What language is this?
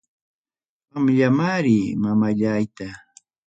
Ayacucho Quechua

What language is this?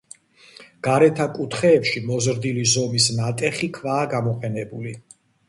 Georgian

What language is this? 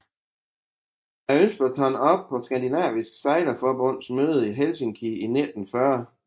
Danish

